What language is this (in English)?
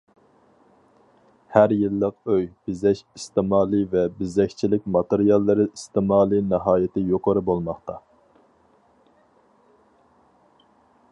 Uyghur